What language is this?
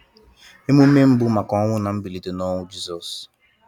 Igbo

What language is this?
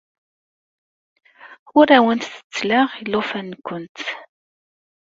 Kabyle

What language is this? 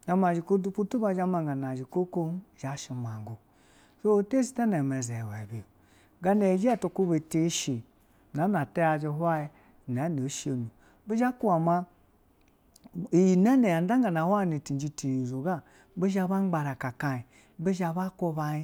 Basa (Nigeria)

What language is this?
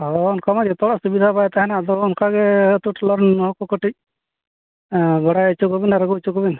Santali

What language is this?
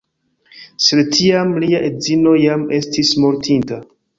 Esperanto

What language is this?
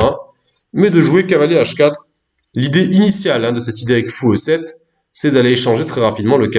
French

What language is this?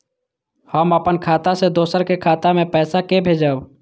Maithili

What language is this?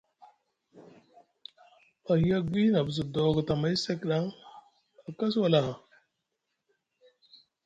Musgu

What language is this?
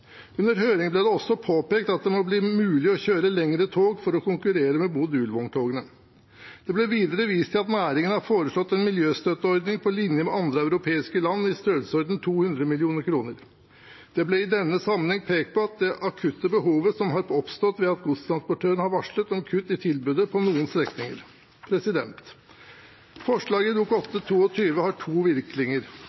Norwegian Bokmål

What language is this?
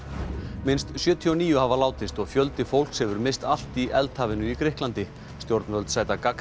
Icelandic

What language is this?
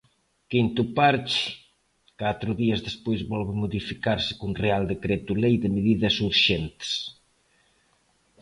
Galician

